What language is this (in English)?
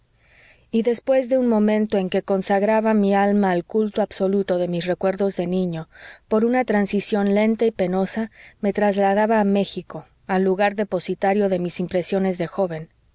Spanish